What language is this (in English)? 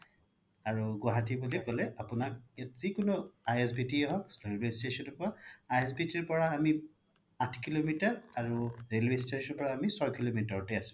Assamese